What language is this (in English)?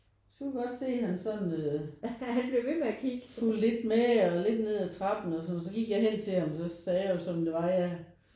Danish